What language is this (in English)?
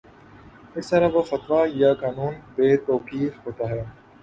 Urdu